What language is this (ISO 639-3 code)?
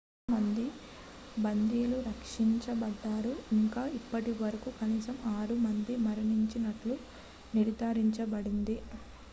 tel